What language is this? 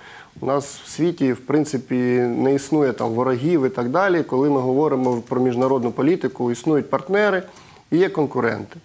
Ukrainian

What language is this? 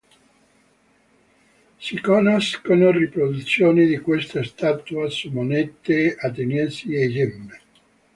Italian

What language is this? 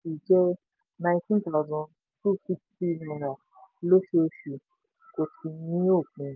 Yoruba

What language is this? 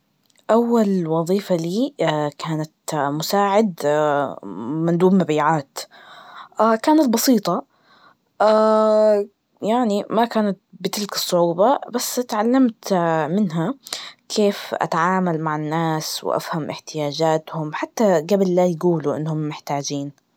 Najdi Arabic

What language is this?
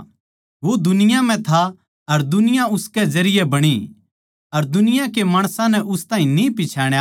Haryanvi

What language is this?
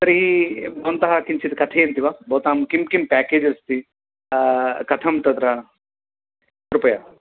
Sanskrit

